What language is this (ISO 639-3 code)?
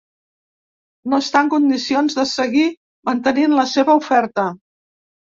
cat